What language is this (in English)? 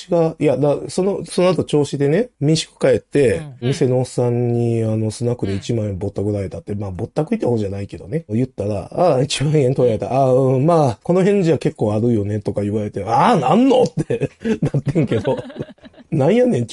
Japanese